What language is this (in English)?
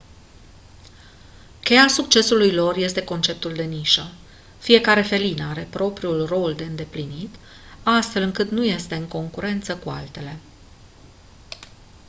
Romanian